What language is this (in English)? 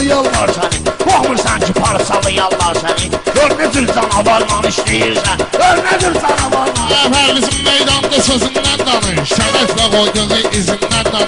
Bulgarian